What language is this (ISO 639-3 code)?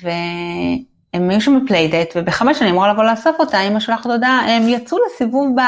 heb